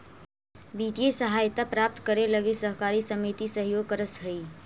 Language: Magahi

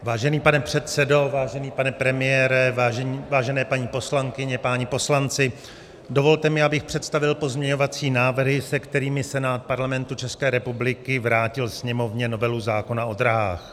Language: Czech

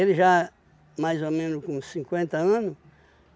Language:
Portuguese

